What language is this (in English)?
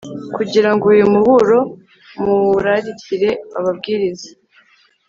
Kinyarwanda